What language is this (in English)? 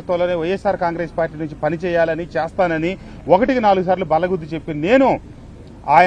Telugu